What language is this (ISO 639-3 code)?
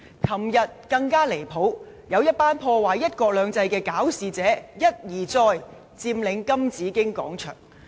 yue